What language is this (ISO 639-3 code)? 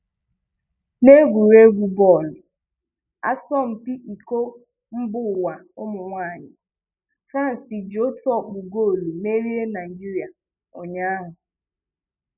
ibo